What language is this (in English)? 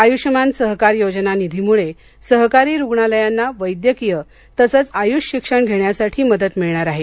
Marathi